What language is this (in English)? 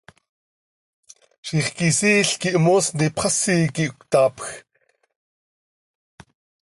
Seri